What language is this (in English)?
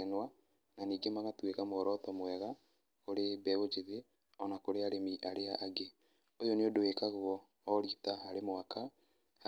Kikuyu